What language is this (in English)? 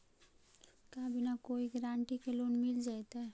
Magahi